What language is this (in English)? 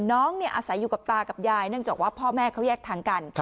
Thai